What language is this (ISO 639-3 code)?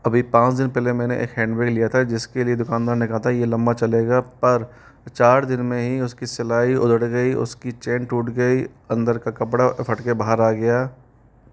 hin